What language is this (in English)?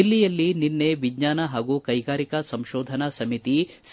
Kannada